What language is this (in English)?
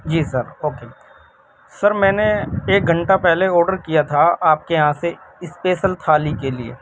Urdu